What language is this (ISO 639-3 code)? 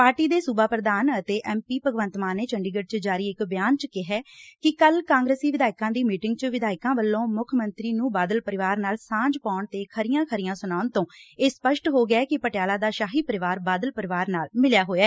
pan